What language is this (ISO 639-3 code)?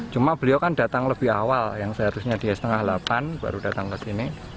ind